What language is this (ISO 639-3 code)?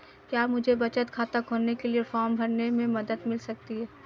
hin